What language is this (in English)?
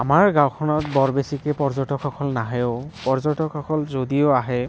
Assamese